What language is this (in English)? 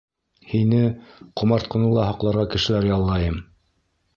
Bashkir